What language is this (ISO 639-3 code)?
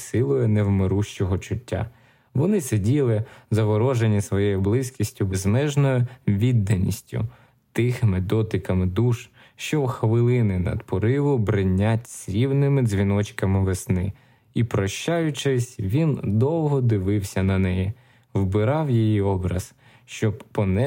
ukr